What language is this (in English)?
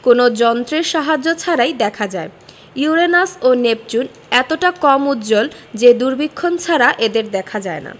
Bangla